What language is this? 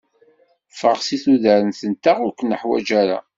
Kabyle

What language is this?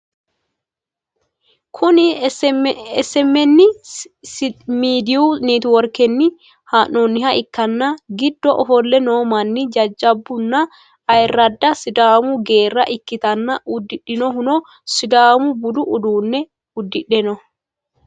Sidamo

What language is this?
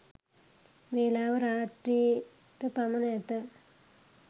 Sinhala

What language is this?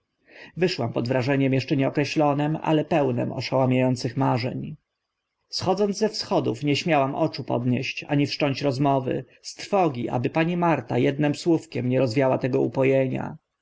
Polish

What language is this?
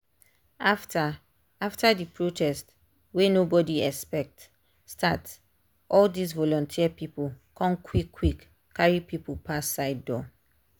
Nigerian Pidgin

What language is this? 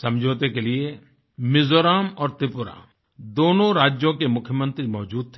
Hindi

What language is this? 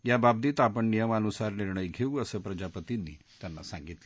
Marathi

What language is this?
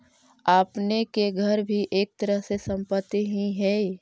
Magahi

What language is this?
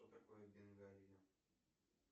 Russian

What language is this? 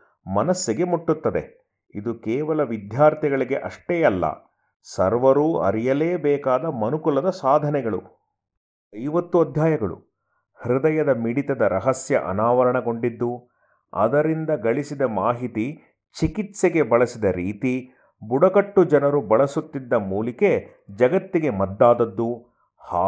Kannada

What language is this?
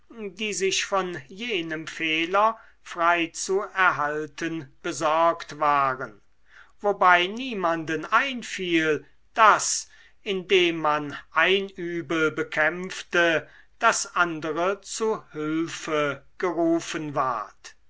German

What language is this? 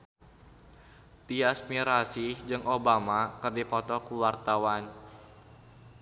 Sundanese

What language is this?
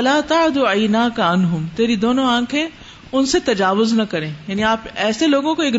Urdu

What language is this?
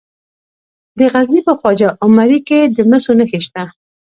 Pashto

